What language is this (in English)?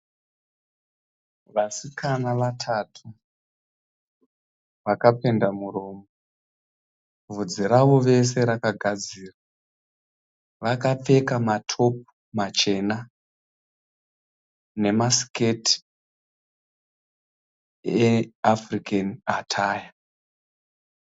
Shona